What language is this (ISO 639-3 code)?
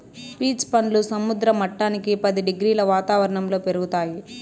tel